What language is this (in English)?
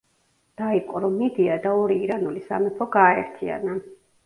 Georgian